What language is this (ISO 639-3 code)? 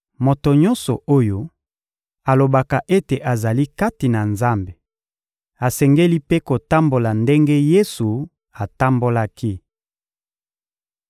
lin